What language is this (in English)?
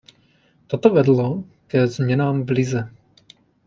Czech